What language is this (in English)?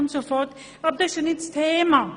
Swiss German